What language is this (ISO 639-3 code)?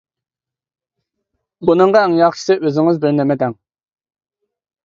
uig